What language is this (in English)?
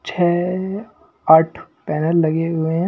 Hindi